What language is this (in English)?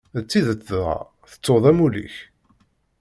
Kabyle